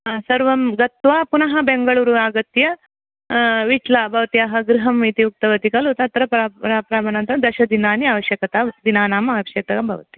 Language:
Sanskrit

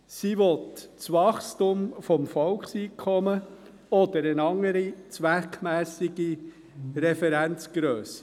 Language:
Swiss German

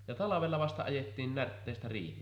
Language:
Finnish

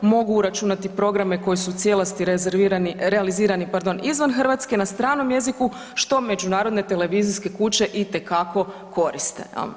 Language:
Croatian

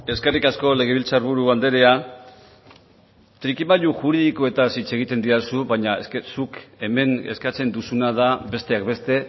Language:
Basque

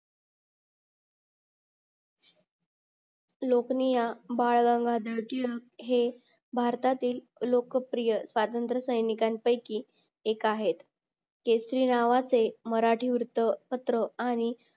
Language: Marathi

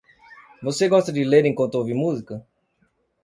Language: Portuguese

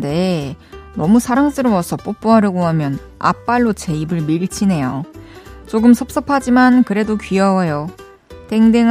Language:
Korean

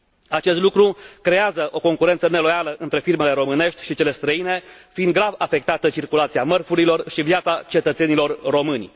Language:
Romanian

